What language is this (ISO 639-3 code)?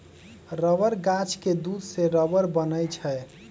mag